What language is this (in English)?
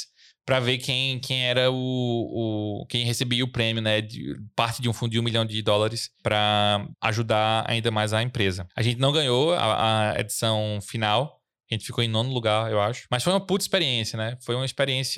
Portuguese